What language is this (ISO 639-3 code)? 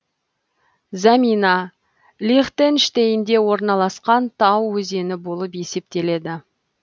kaz